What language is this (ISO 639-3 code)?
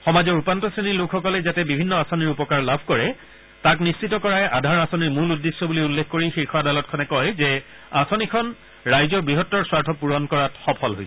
asm